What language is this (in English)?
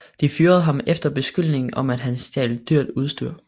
Danish